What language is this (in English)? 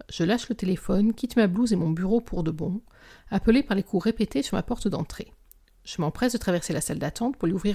French